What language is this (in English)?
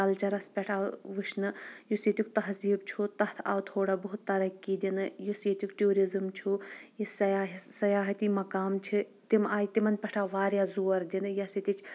Kashmiri